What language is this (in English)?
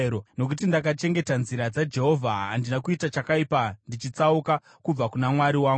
Shona